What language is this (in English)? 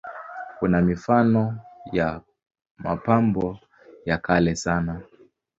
Swahili